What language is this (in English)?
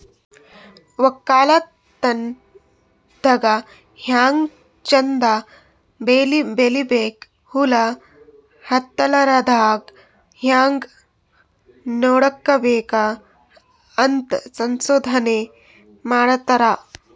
Kannada